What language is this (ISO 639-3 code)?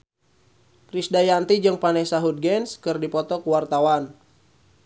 sun